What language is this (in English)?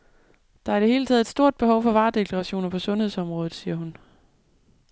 Danish